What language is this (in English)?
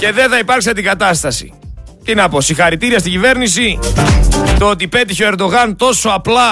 Greek